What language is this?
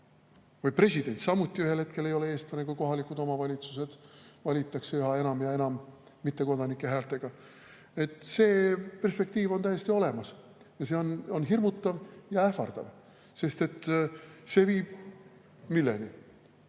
Estonian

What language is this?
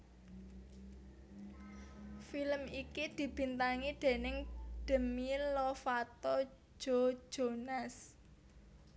Javanese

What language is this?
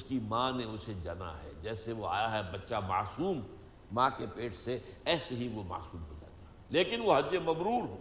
Urdu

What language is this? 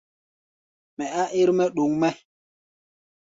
Gbaya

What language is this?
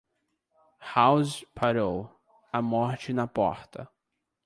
Portuguese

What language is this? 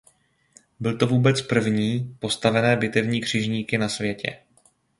Czech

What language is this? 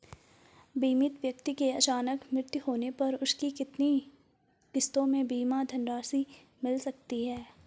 Hindi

